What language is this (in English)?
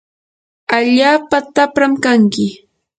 Yanahuanca Pasco Quechua